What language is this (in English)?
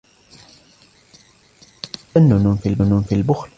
Arabic